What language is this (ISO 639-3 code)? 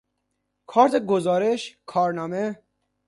fas